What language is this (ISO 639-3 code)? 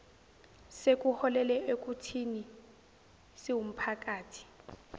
zul